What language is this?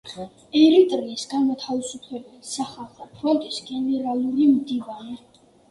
Georgian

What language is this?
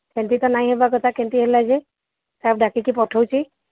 Odia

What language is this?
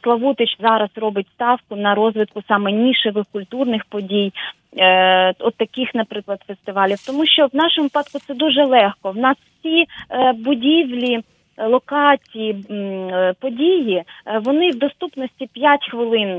Ukrainian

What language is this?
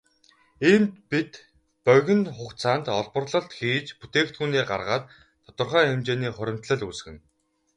Mongolian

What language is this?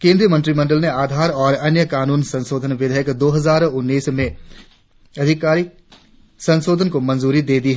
Hindi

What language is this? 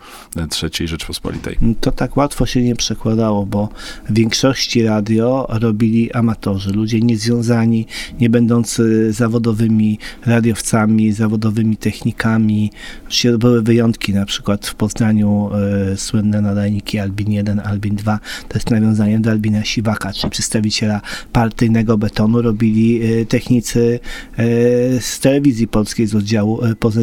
Polish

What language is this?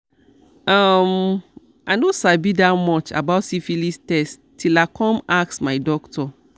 Nigerian Pidgin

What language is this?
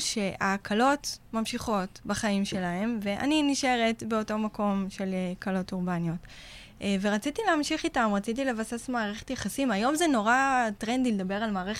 Hebrew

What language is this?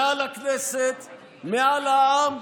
Hebrew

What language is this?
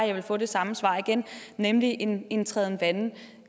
Danish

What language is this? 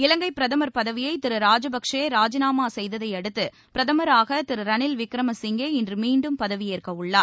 Tamil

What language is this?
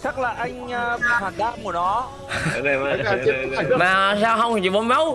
Vietnamese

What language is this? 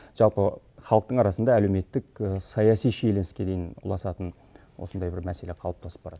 Kazakh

